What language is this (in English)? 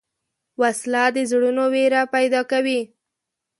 Pashto